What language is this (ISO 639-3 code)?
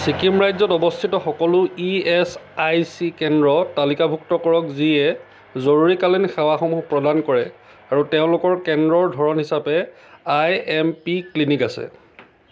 asm